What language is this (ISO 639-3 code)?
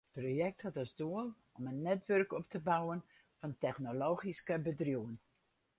fry